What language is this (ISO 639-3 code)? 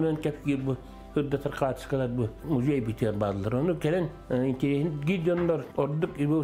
tur